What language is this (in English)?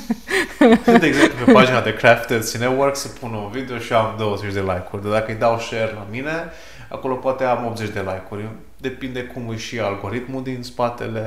Romanian